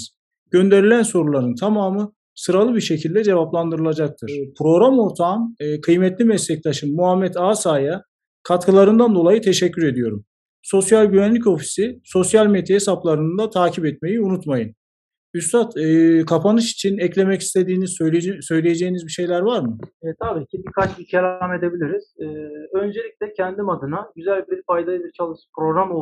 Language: Turkish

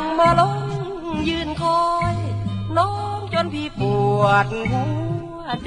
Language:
Thai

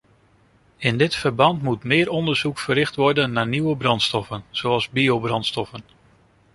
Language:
Dutch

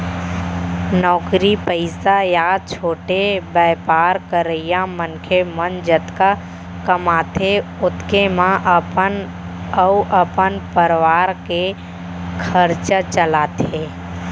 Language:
Chhattisgarhi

